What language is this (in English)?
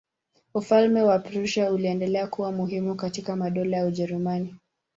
Swahili